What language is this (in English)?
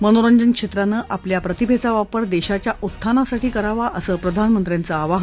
Marathi